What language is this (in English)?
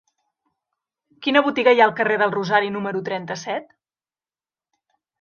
Catalan